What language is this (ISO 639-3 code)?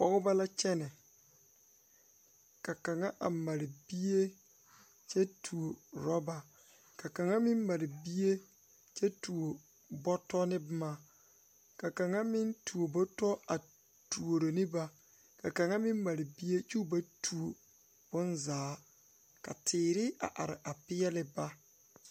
dga